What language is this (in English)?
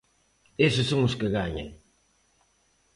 Galician